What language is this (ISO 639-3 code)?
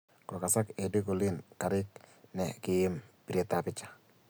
kln